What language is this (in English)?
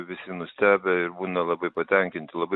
Lithuanian